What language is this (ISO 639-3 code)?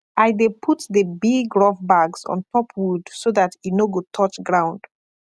pcm